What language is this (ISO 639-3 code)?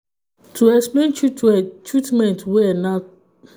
pcm